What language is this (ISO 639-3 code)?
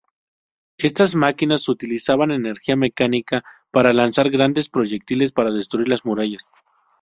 spa